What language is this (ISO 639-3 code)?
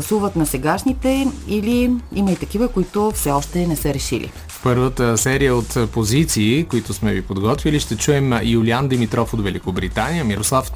bul